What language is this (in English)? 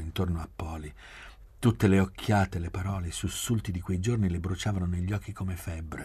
Italian